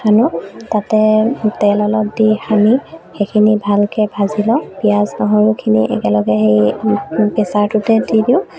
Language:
Assamese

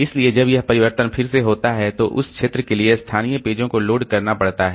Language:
Hindi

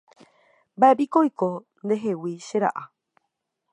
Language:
Guarani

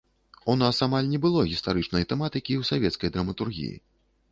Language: Belarusian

